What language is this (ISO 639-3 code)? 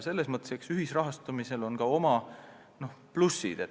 est